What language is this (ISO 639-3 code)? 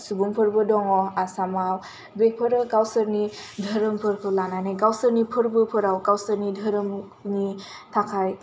brx